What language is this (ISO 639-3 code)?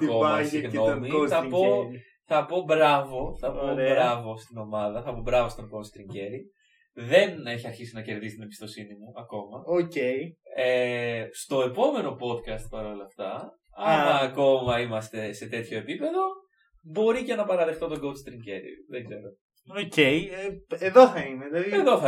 ell